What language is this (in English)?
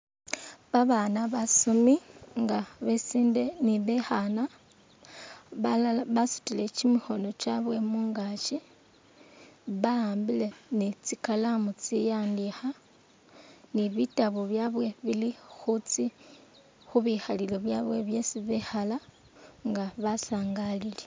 Masaaba